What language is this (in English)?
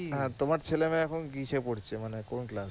Bangla